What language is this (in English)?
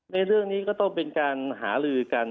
Thai